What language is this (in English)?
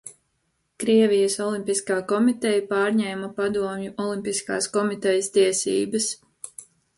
Latvian